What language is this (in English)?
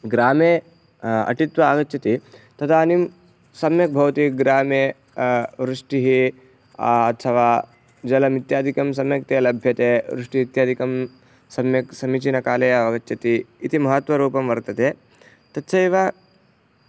Sanskrit